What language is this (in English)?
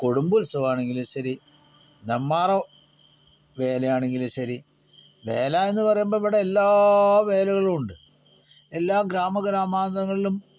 Malayalam